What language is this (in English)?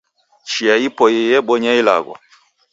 Taita